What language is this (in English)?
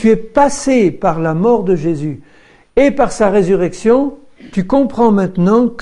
French